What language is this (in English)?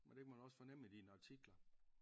Danish